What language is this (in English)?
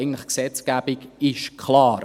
Swiss German